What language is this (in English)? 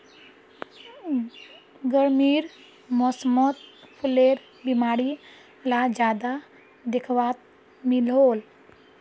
Magahi